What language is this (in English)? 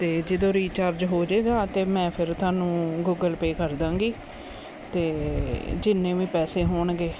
Punjabi